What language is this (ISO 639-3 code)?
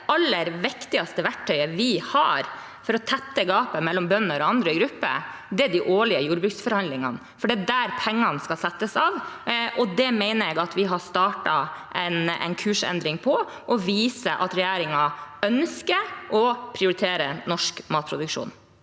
nor